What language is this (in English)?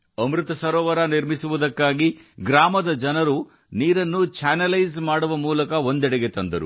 Kannada